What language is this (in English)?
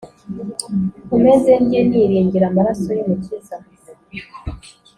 Kinyarwanda